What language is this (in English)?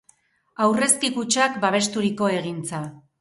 Basque